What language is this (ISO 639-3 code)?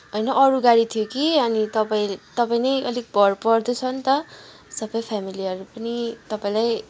nep